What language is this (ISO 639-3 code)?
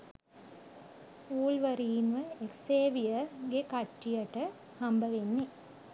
sin